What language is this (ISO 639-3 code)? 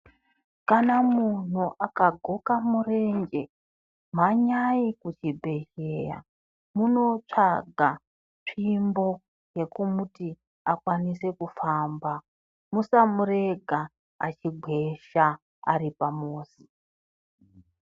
ndc